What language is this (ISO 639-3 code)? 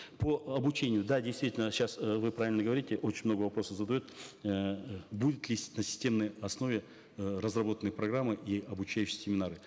kaz